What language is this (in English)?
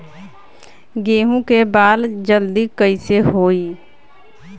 Bhojpuri